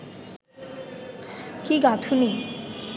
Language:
Bangla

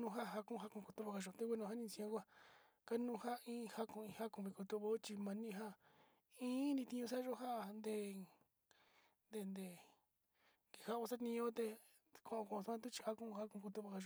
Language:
Sinicahua Mixtec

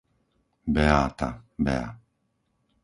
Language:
Slovak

